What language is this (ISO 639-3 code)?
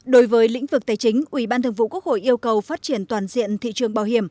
vie